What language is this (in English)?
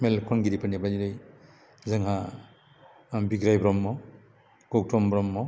Bodo